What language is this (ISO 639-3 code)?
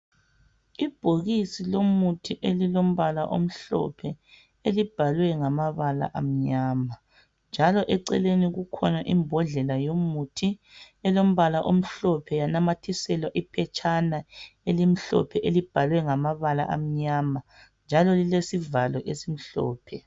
nde